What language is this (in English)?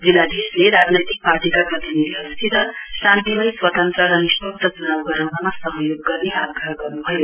Nepali